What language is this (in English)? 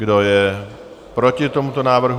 Czech